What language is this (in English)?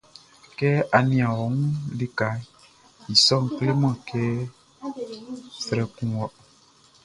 Baoulé